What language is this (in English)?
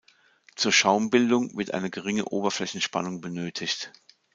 German